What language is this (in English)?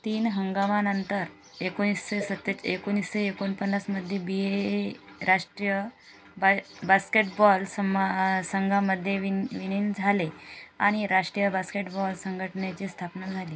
Marathi